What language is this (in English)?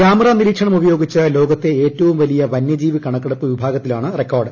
Malayalam